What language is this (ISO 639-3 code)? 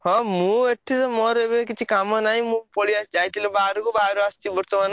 ori